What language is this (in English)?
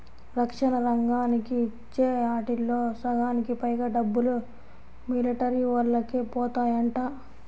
Telugu